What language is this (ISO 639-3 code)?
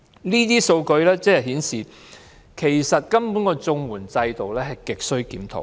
yue